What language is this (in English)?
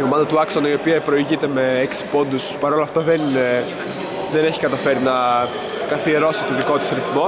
Greek